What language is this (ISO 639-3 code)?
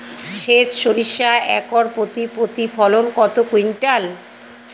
ben